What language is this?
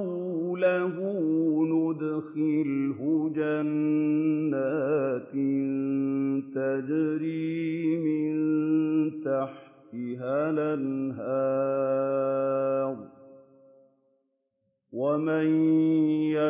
Arabic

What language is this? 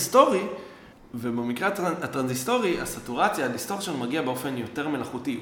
Hebrew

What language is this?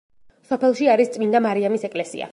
Georgian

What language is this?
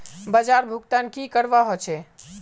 Magahi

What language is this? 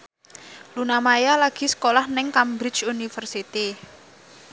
Javanese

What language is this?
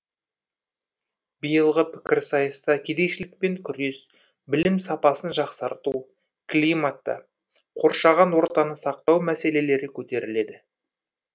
Kazakh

